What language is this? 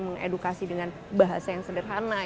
Indonesian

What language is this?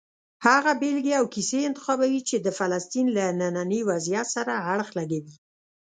Pashto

